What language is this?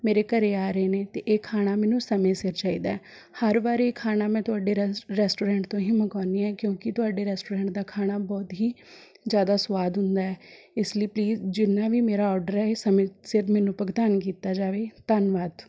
Punjabi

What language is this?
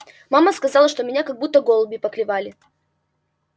Russian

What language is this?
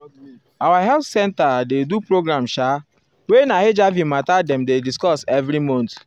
Nigerian Pidgin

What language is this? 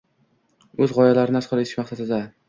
Uzbek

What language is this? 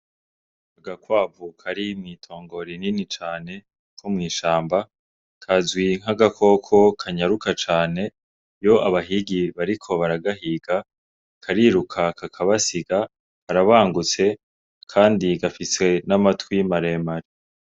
Rundi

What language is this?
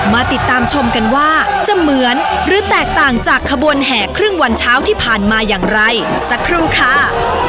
Thai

